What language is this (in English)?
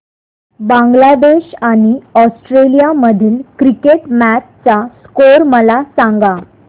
Marathi